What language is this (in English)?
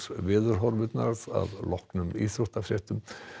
Icelandic